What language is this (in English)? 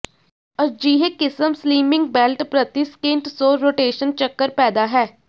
Punjabi